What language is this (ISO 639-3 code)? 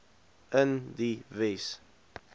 afr